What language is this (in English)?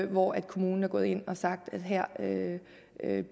Danish